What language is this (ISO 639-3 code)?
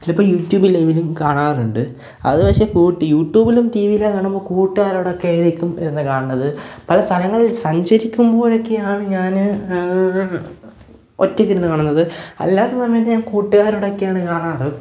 mal